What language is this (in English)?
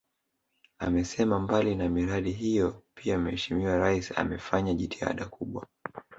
Swahili